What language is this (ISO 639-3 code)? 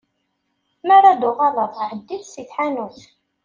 kab